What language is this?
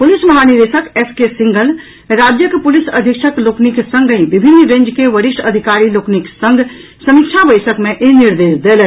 Maithili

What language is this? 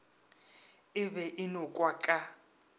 Northern Sotho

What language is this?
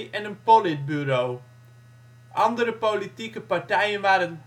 Dutch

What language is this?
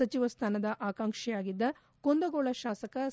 Kannada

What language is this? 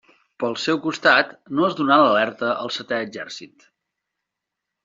Catalan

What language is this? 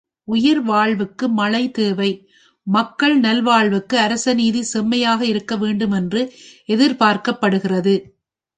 Tamil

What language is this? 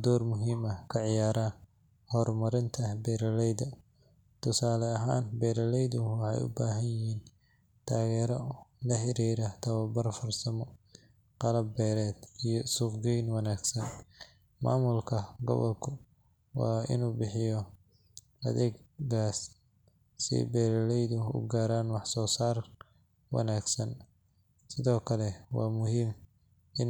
Somali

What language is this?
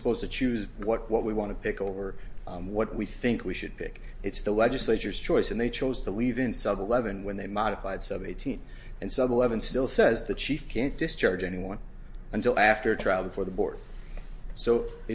English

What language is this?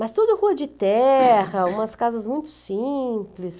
Portuguese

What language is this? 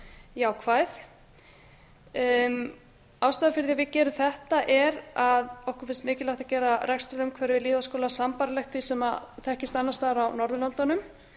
Icelandic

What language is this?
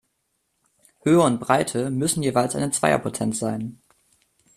German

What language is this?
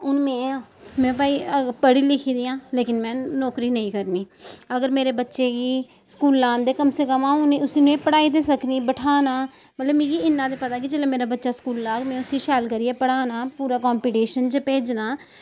Dogri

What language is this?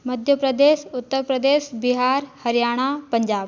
Hindi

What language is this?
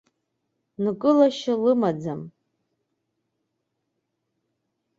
Abkhazian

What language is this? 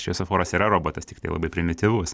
Lithuanian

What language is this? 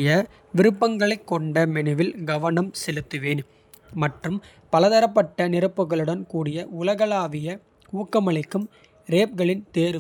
Kota (India)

